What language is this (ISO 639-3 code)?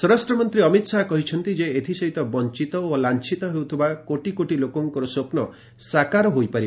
ori